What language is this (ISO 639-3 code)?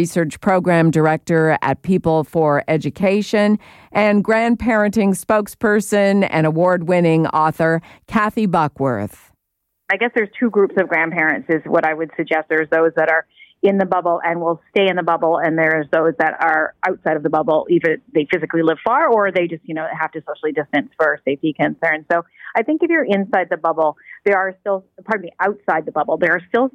eng